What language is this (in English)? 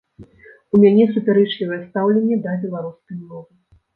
Belarusian